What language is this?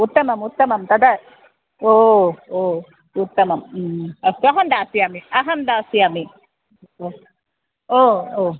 Sanskrit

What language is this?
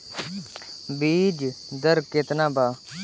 Bhojpuri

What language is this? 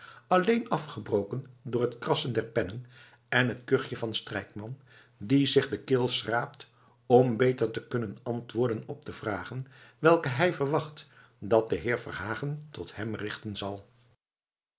Dutch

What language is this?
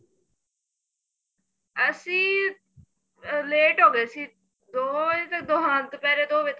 Punjabi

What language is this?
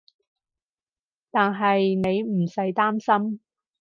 Cantonese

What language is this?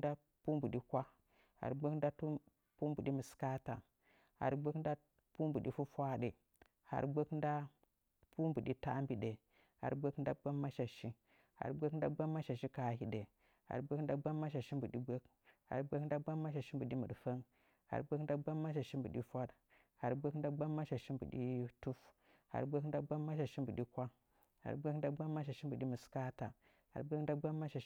Nzanyi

